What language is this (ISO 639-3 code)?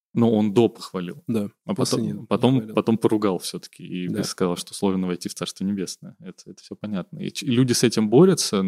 rus